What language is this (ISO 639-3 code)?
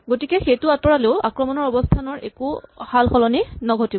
asm